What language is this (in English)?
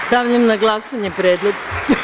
Serbian